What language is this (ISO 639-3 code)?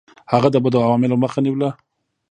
pus